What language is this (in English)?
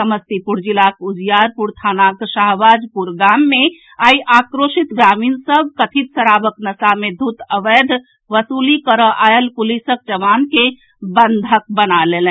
Maithili